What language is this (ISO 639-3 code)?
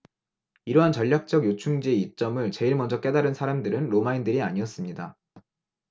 kor